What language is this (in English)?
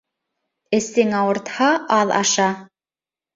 Bashkir